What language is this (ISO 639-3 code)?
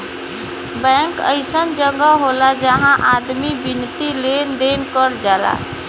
bho